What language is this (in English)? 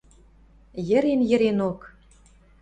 Western Mari